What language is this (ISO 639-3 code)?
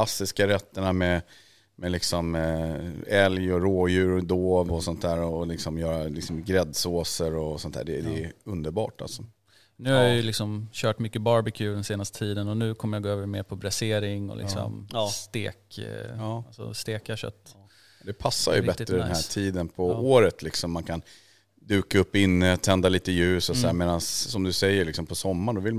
swe